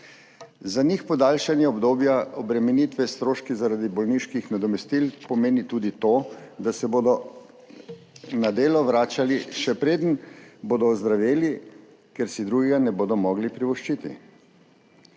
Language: Slovenian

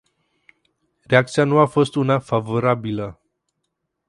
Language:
Romanian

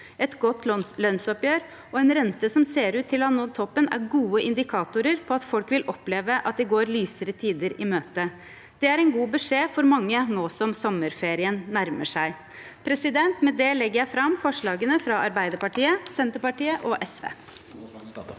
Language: Norwegian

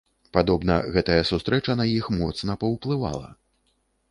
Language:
Belarusian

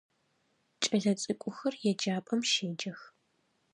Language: Adyghe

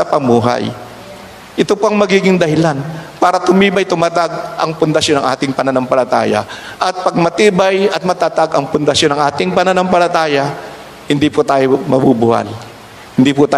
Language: Filipino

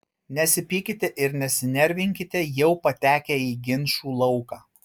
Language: Lithuanian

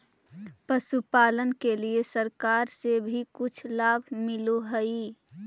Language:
Magahi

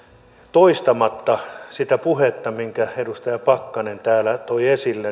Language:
Finnish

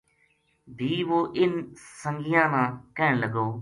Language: Gujari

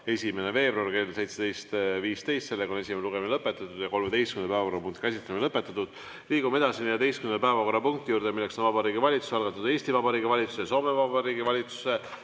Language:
Estonian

